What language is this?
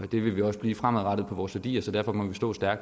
Danish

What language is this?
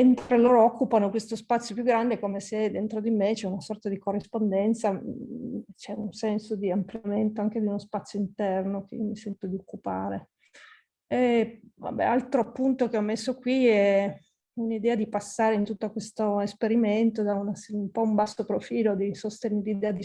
Italian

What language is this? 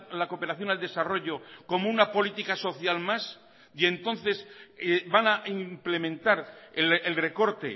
Spanish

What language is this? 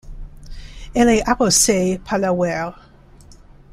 French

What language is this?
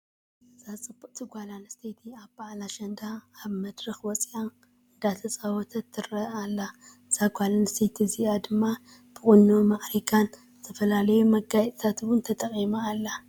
Tigrinya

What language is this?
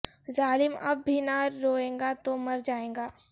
Urdu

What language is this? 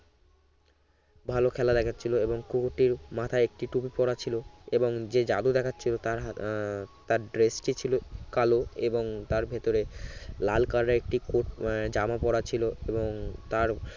Bangla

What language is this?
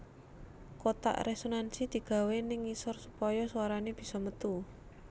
Javanese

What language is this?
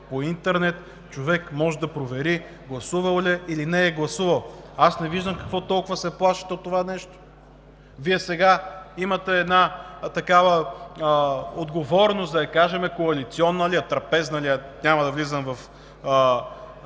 Bulgarian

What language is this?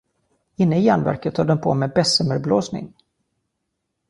Swedish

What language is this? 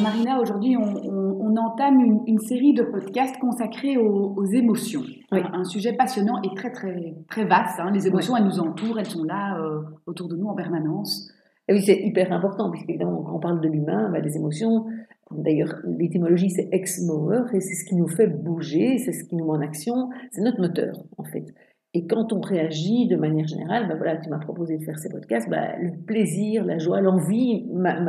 French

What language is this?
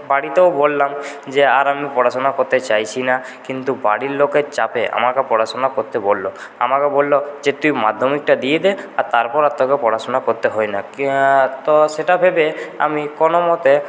Bangla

